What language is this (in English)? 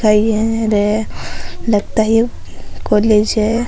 Rajasthani